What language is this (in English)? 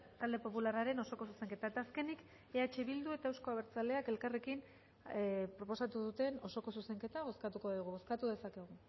Basque